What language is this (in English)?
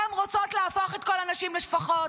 Hebrew